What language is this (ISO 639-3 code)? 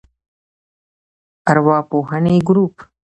pus